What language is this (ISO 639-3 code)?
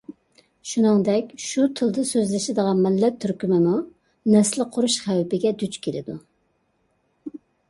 uig